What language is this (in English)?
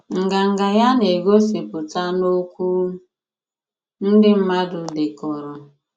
Igbo